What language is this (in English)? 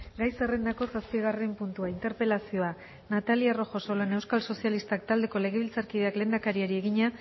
Basque